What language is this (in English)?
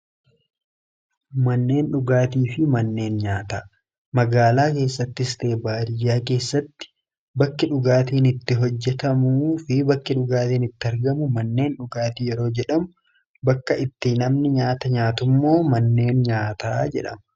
Oromo